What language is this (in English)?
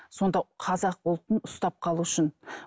Kazakh